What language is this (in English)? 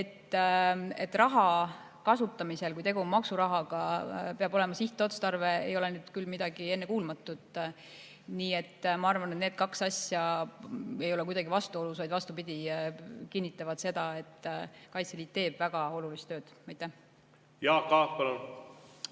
Estonian